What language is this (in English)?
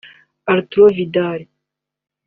Kinyarwanda